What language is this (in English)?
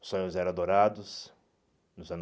Portuguese